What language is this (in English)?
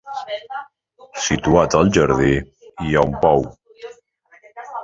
Catalan